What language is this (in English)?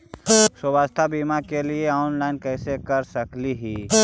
Magahi